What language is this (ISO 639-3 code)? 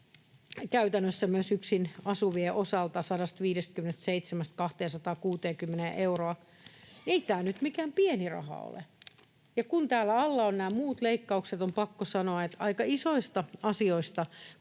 fin